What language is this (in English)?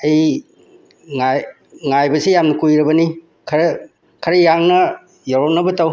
Manipuri